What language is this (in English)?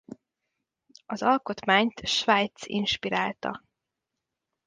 Hungarian